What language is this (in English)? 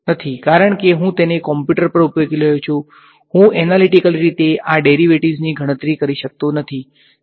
Gujarati